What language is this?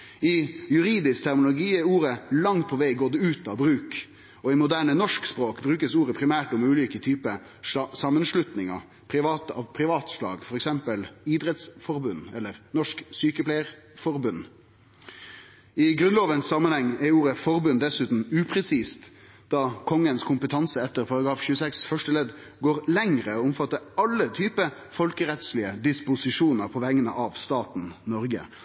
Norwegian Nynorsk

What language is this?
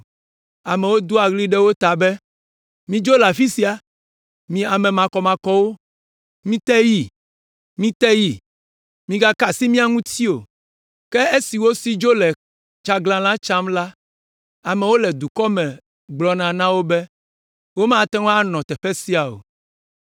Ewe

